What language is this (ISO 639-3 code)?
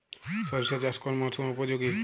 ben